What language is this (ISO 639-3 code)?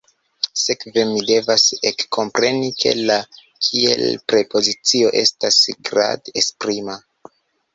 epo